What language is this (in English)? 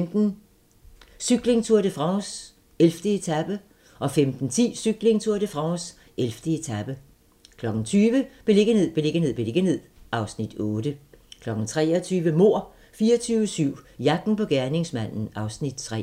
Danish